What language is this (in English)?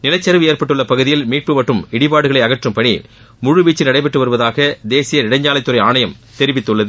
Tamil